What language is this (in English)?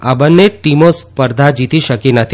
Gujarati